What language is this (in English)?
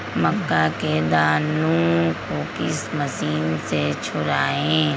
Magahi